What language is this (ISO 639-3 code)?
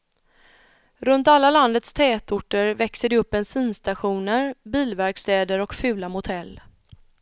swe